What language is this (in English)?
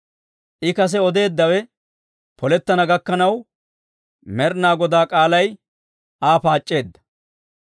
Dawro